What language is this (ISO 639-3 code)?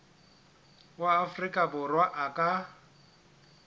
sot